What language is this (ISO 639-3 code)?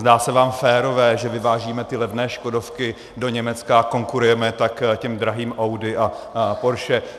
ces